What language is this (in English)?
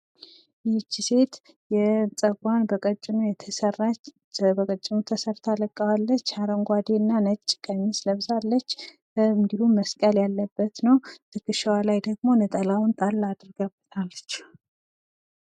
Amharic